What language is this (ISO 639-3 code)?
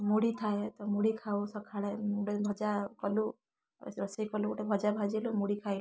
ori